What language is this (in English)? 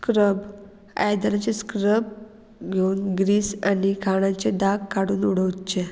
Konkani